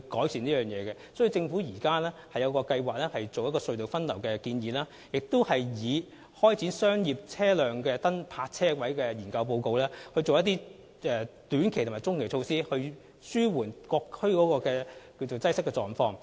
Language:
Cantonese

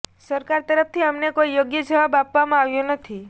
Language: Gujarati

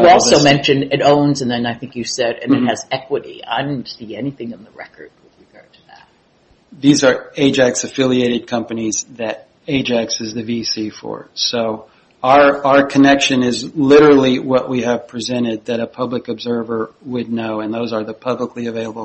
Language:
English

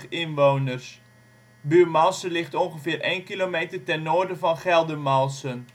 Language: Dutch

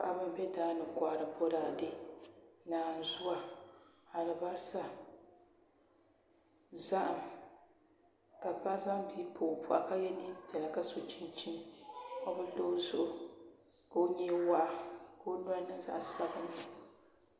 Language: Dagbani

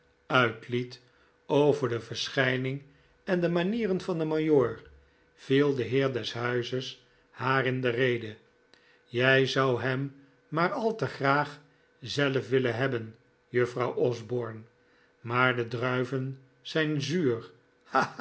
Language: Dutch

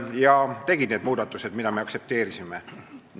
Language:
Estonian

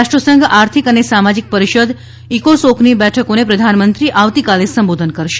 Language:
Gujarati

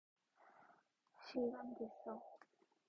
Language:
Korean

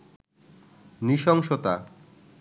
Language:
Bangla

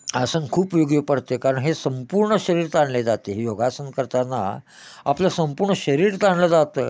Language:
Marathi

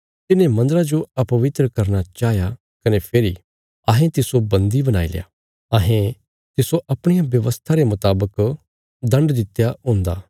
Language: Bilaspuri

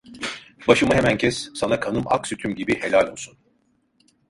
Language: Turkish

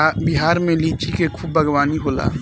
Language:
Bhojpuri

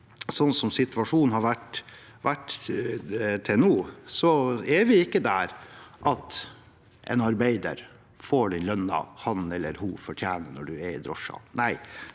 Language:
Norwegian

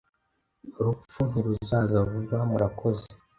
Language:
Kinyarwanda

